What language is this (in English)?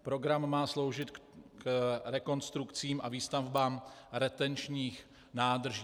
Czech